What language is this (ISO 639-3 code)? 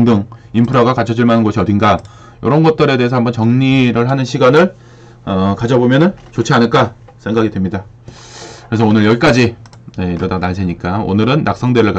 kor